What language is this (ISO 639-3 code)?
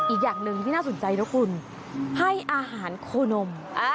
tha